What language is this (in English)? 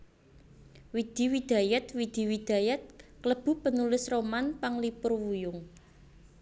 Javanese